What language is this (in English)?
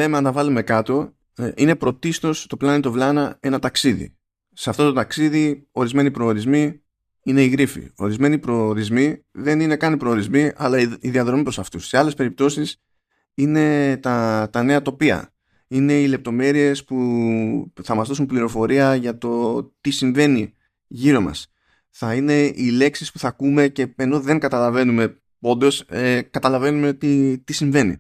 Greek